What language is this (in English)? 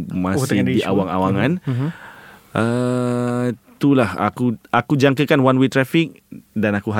Malay